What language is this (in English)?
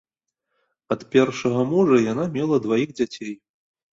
Belarusian